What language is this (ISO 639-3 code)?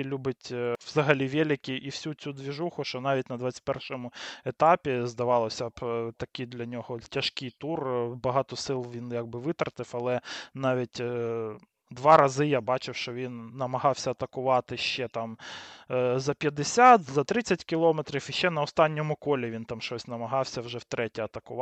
ukr